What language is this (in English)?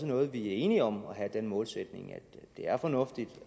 Danish